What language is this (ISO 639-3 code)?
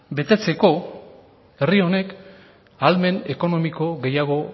eus